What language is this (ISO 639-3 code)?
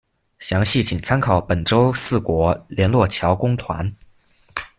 zho